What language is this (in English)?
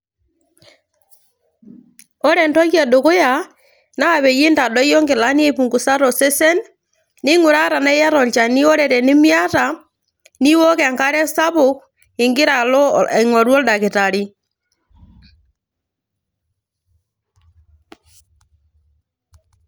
Masai